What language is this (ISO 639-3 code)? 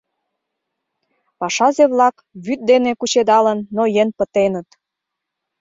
chm